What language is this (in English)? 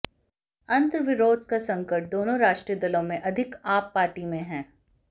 Hindi